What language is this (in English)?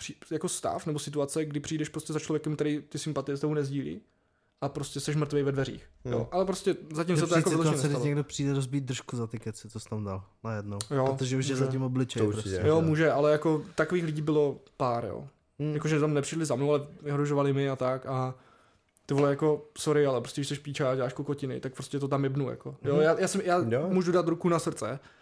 Czech